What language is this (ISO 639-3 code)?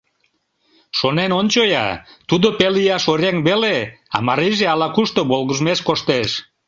chm